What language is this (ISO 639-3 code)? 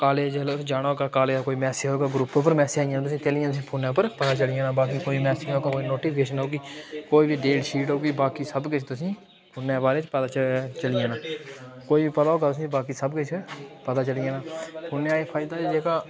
doi